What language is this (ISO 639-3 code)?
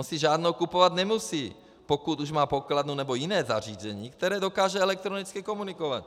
ces